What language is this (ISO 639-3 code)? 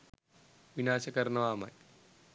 sin